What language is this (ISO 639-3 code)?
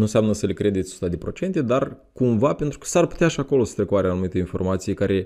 ron